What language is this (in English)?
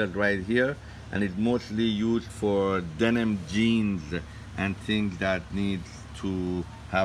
English